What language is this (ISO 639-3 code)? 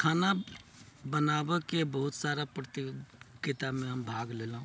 mai